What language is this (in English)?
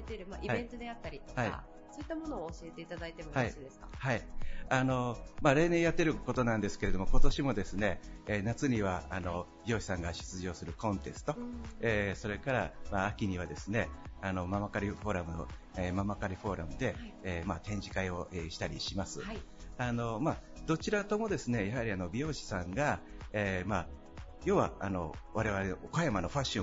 Japanese